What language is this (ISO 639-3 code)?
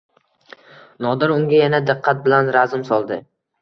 uzb